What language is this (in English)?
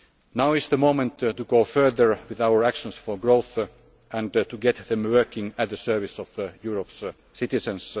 English